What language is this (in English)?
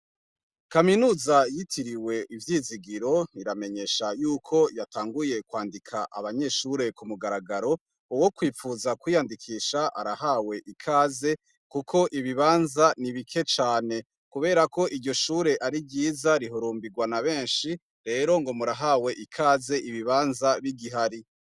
Rundi